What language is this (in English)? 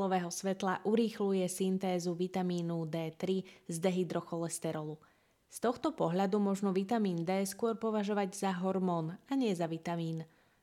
Slovak